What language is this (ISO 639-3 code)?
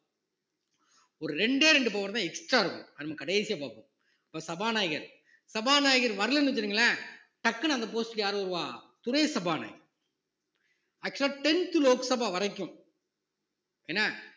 tam